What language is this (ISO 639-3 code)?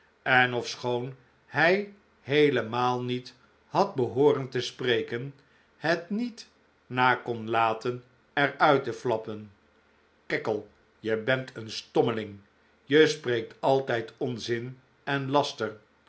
nld